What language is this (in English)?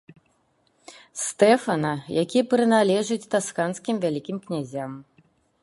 Belarusian